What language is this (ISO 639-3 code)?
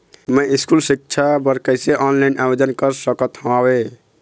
hne